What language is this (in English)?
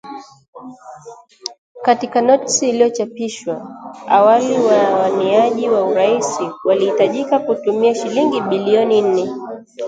Swahili